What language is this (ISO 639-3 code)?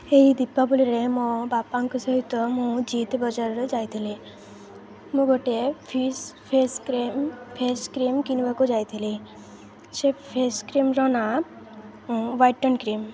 ori